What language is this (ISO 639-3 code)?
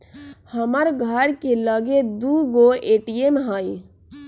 mag